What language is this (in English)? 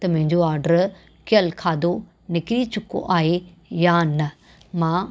Sindhi